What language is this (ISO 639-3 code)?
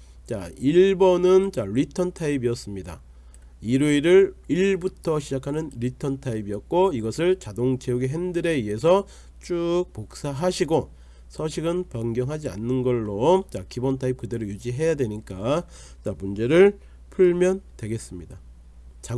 kor